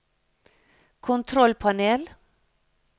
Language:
Norwegian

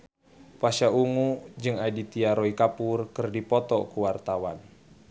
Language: Sundanese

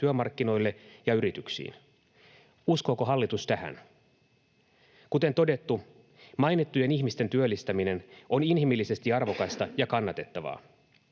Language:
Finnish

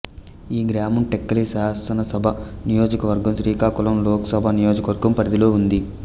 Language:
Telugu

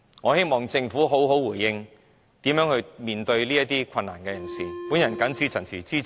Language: Cantonese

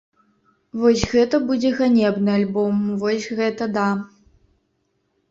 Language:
Belarusian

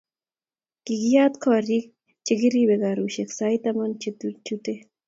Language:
Kalenjin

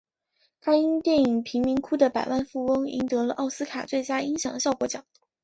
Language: Chinese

